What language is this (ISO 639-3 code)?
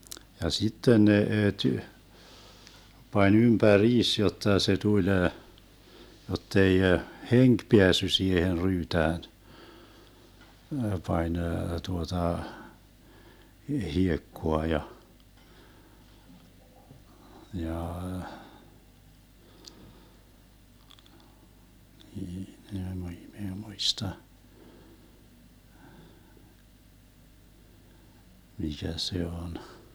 fin